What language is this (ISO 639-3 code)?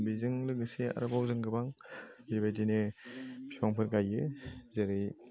brx